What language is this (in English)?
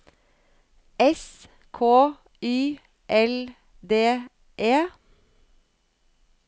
Norwegian